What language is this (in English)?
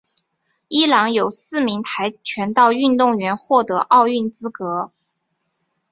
Chinese